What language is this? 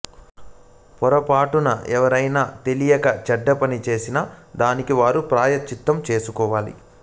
Telugu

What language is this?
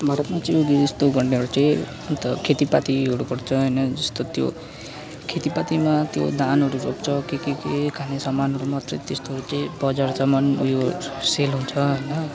Nepali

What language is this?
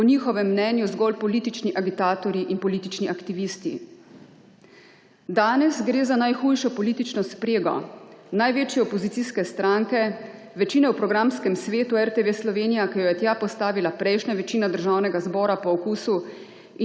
Slovenian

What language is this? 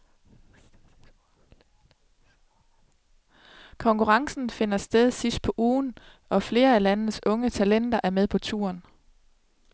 Danish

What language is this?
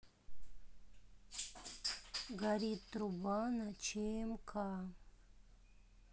Russian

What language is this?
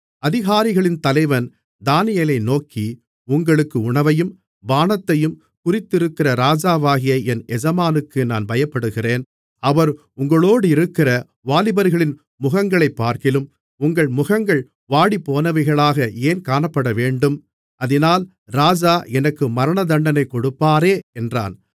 Tamil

